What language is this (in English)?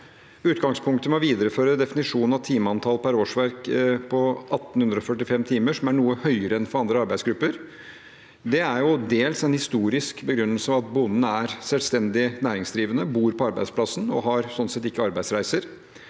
Norwegian